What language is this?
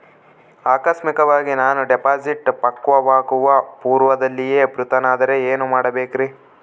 Kannada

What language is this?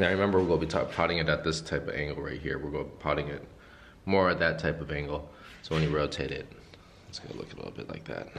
English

